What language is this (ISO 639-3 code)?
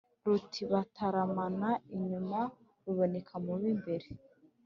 kin